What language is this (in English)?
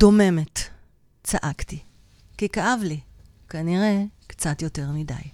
Hebrew